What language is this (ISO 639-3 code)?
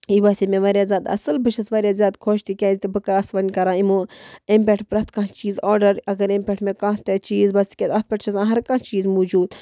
kas